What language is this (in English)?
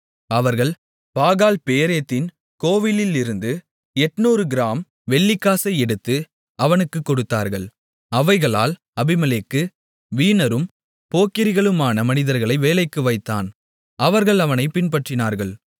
Tamil